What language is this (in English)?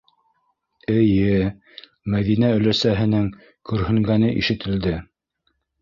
Bashkir